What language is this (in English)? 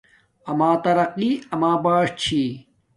Domaaki